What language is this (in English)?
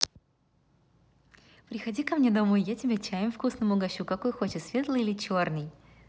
Russian